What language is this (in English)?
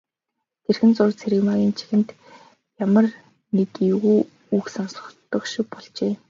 Mongolian